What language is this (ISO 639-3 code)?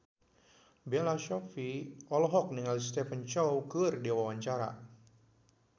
sun